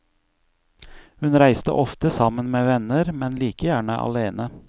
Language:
Norwegian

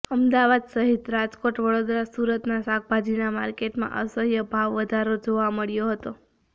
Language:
Gujarati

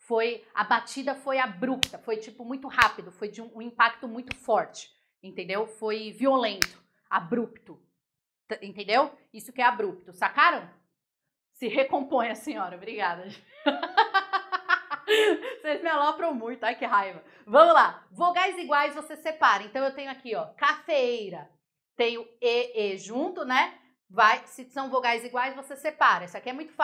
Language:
Portuguese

